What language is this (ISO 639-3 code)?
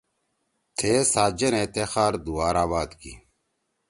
trw